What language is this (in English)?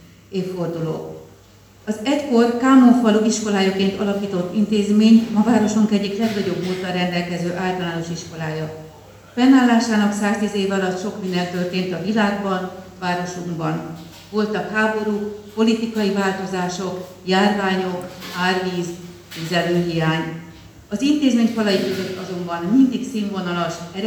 Hungarian